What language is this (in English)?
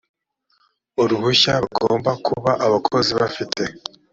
Kinyarwanda